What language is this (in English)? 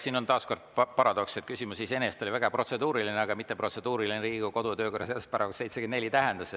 Estonian